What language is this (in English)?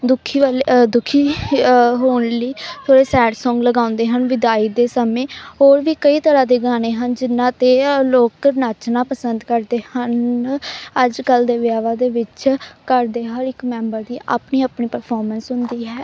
Punjabi